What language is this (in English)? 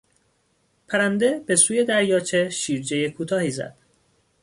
Persian